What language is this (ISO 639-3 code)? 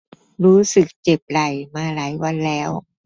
tha